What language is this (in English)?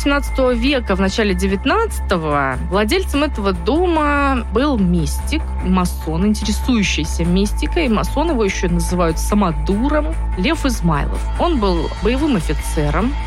Russian